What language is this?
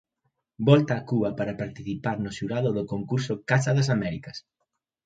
Galician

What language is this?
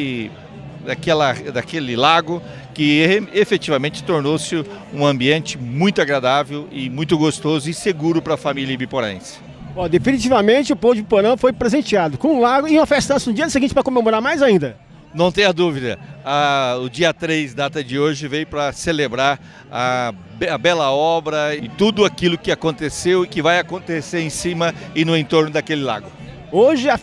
Portuguese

